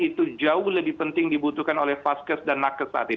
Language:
Indonesian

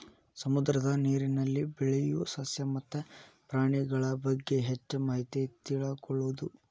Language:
Kannada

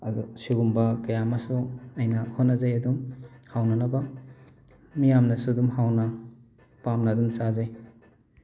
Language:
Manipuri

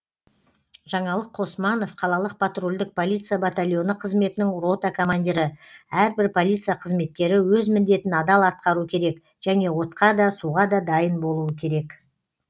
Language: Kazakh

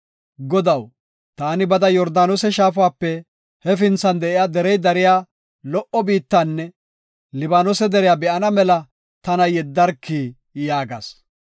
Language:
Gofa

